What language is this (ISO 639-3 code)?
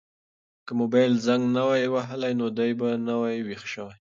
pus